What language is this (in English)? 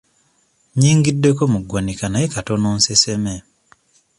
Ganda